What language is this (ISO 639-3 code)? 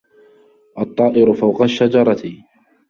ara